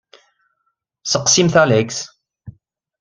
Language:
Kabyle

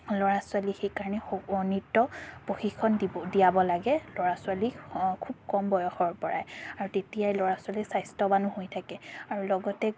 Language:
Assamese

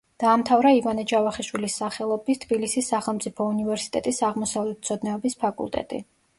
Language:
Georgian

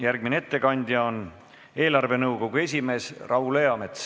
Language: Estonian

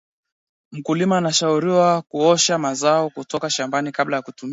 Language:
Swahili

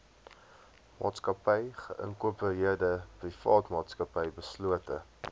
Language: Afrikaans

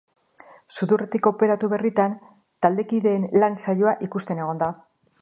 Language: Basque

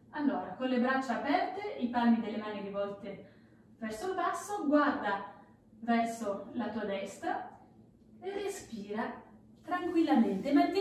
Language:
Italian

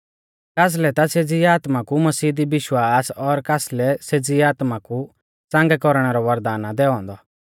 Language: Mahasu Pahari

